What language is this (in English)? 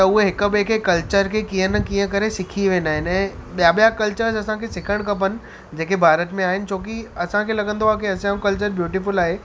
Sindhi